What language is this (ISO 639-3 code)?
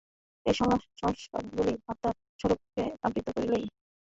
ben